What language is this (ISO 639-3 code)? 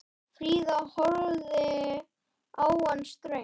isl